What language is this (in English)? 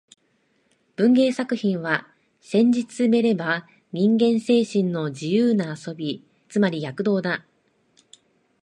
Japanese